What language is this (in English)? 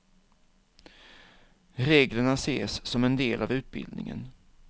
Swedish